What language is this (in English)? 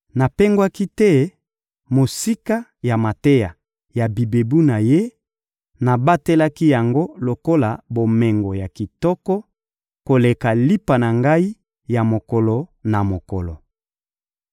Lingala